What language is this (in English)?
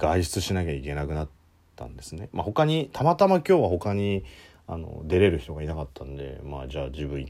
Japanese